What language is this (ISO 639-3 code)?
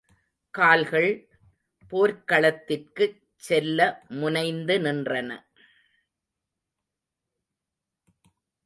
tam